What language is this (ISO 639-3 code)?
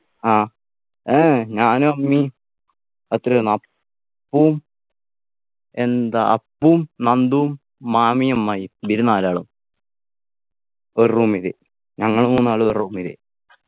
mal